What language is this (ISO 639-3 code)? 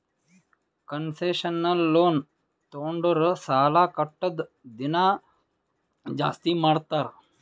kan